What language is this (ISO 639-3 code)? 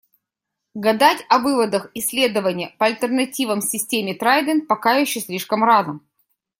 rus